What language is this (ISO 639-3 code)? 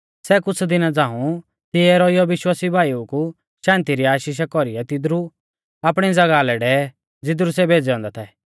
bfz